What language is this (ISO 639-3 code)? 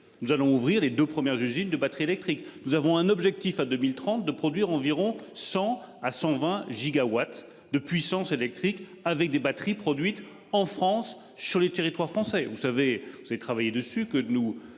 fra